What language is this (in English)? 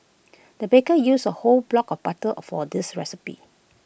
English